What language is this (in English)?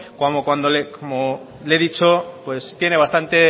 Spanish